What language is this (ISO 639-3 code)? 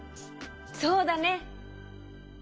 jpn